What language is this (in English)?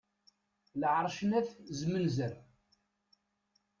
Kabyle